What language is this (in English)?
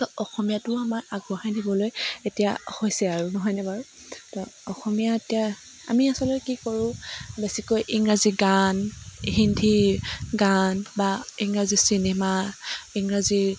Assamese